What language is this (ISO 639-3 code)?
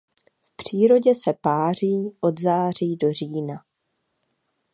ces